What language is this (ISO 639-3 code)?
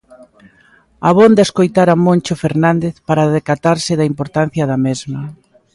glg